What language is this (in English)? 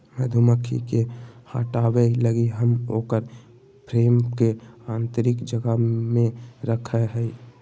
Magahi